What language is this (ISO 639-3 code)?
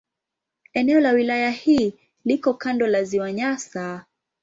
swa